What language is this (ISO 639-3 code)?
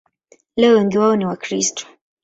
swa